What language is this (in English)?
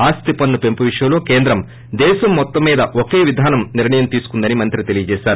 Telugu